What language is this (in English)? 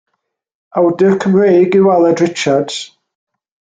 Welsh